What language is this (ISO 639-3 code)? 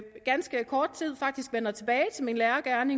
dan